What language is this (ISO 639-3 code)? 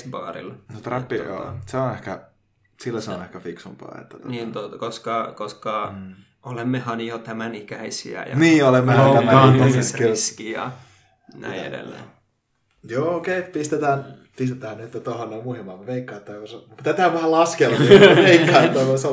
fin